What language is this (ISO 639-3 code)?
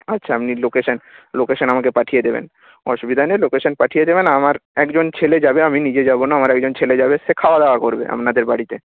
ben